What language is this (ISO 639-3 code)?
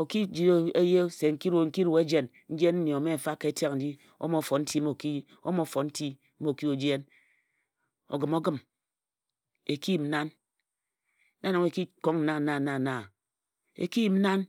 etu